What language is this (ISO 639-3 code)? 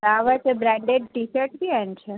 snd